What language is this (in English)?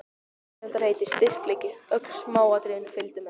Icelandic